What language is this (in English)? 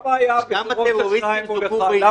Hebrew